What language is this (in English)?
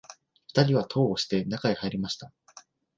Japanese